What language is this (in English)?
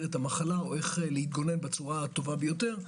Hebrew